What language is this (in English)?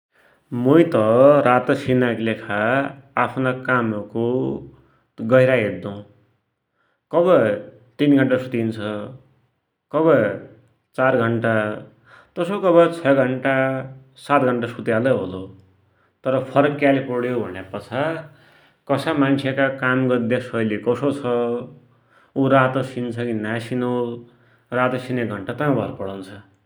Dotyali